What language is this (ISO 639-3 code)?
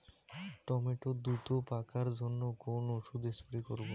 ben